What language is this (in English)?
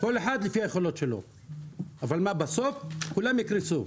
Hebrew